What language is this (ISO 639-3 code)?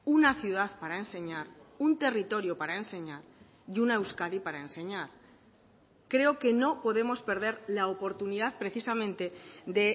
spa